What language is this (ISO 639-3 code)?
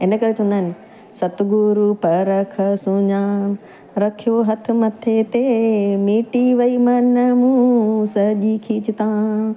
snd